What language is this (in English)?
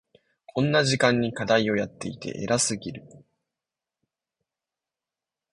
Japanese